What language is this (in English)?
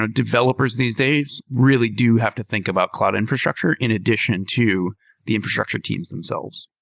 English